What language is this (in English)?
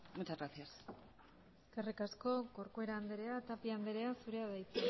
Basque